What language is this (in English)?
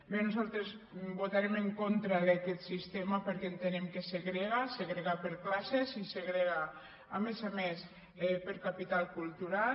Catalan